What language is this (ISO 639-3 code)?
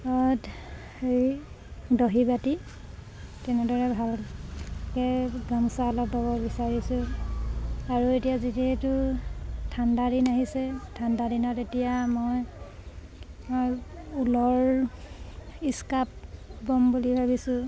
asm